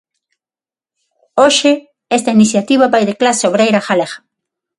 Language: Galician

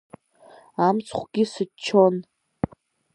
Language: Abkhazian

